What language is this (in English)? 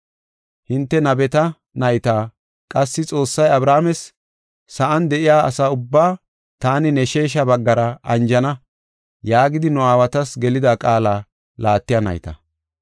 Gofa